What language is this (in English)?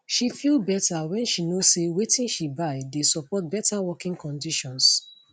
Nigerian Pidgin